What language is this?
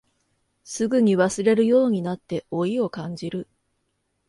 Japanese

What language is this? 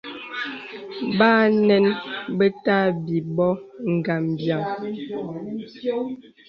Bebele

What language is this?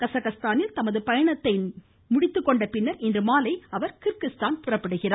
Tamil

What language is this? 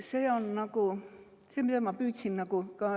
Estonian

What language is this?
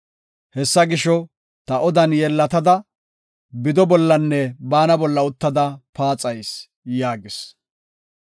Gofa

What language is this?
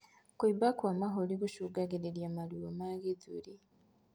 Kikuyu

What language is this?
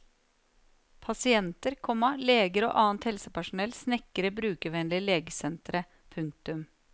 Norwegian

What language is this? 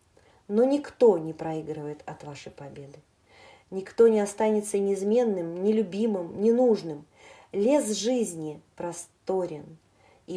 Russian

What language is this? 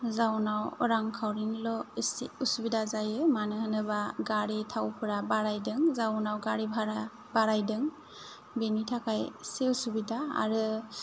Bodo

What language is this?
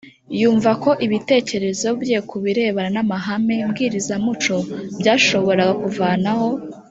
Kinyarwanda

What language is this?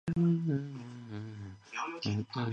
Chinese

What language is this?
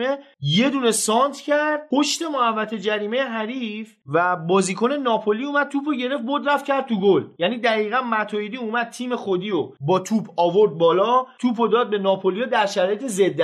Persian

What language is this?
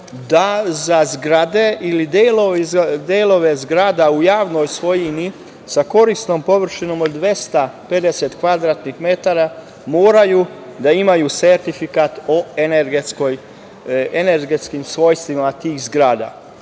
Serbian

